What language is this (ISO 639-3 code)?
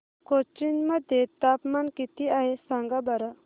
mar